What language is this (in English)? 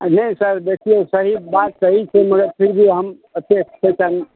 Maithili